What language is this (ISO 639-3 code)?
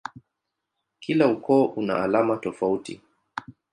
swa